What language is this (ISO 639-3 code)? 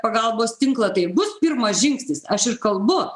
lit